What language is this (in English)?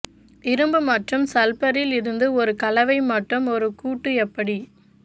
Tamil